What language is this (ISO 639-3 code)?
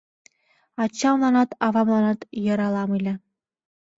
chm